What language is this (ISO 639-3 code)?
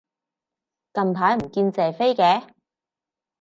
yue